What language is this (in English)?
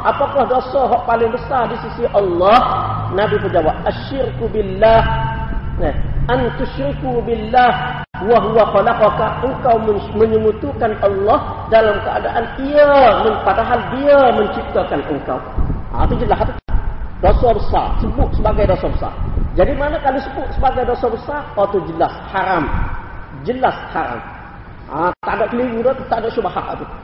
Malay